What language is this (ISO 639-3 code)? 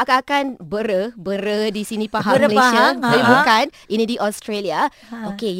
msa